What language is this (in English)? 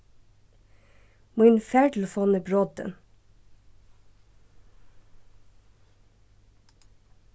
Faroese